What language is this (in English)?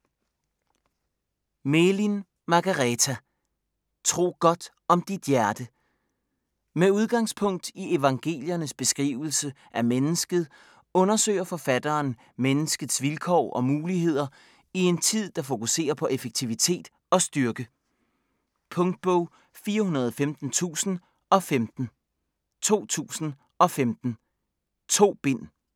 Danish